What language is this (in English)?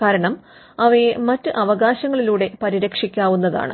Malayalam